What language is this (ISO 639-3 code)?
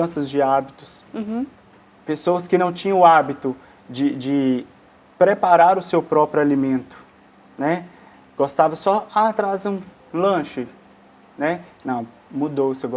por